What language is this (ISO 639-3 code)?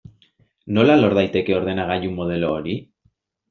eus